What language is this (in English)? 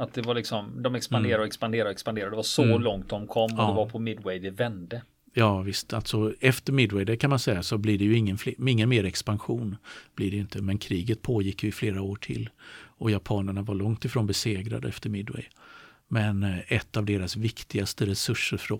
Swedish